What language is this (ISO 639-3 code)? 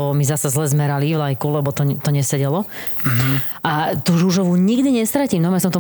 slk